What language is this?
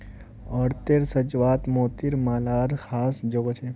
Magahi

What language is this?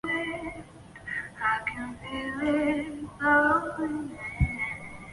Chinese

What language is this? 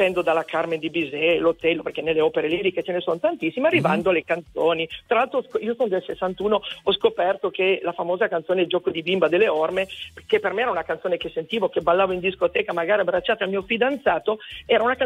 Italian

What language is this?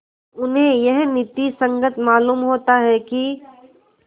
Hindi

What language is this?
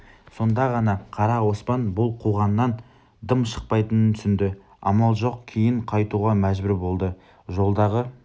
Kazakh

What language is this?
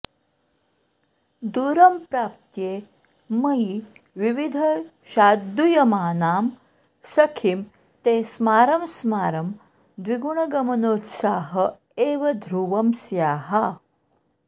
Sanskrit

